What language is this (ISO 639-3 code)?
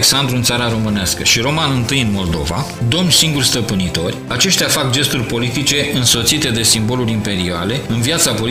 ron